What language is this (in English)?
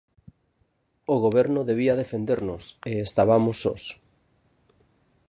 Galician